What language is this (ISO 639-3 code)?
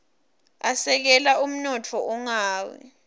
ssw